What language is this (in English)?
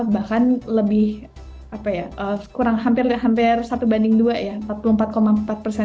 Indonesian